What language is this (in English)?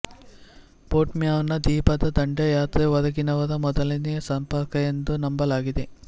Kannada